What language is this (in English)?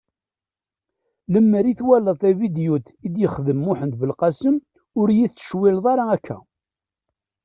Kabyle